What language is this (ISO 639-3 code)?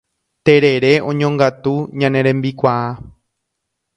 grn